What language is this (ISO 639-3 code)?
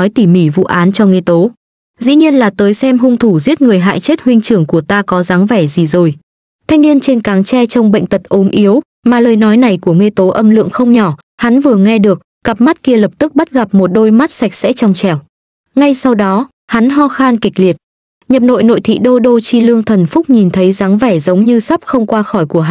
vie